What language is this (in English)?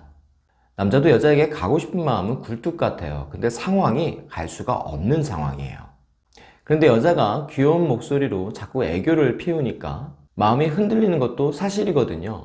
Korean